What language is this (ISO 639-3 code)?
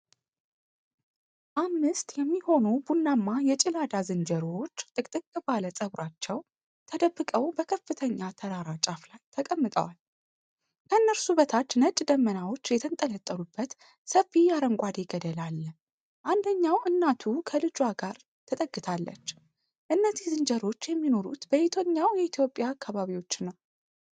amh